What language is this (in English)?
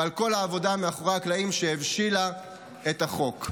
Hebrew